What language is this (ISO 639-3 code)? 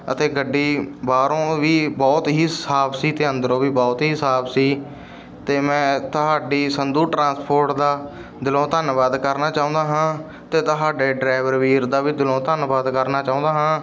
pan